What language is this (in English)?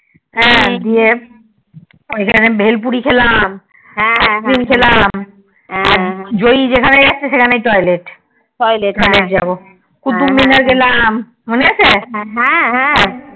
Bangla